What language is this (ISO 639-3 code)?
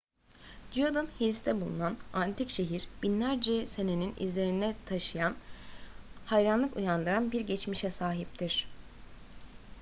tur